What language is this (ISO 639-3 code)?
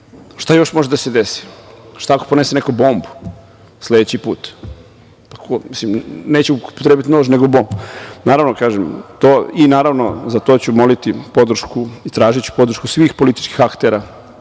srp